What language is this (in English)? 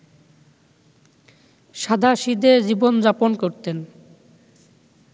Bangla